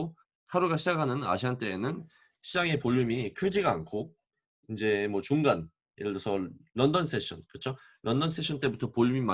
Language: Korean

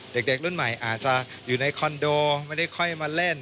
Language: Thai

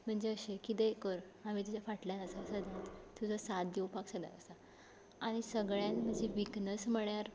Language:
Konkani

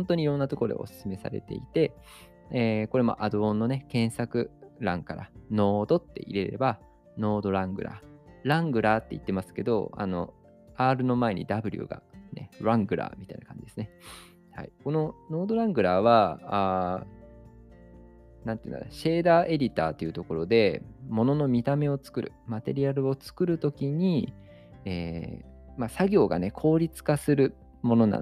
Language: Japanese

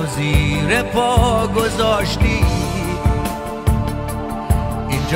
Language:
Persian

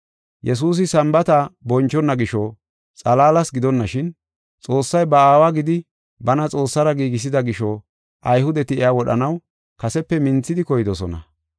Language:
Gofa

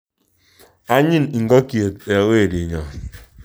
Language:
Kalenjin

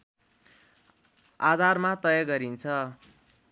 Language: Nepali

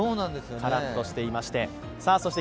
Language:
Japanese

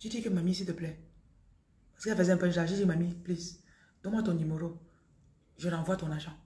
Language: French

